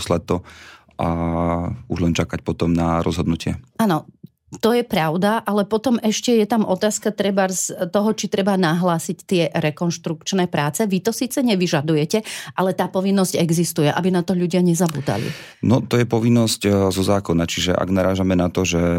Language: Slovak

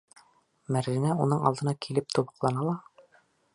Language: Bashkir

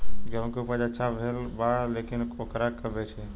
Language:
Bhojpuri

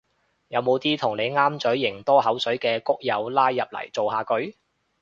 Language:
Cantonese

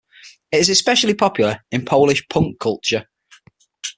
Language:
English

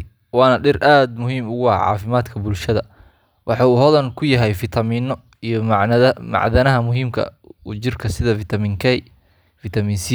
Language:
Somali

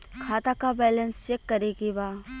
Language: Bhojpuri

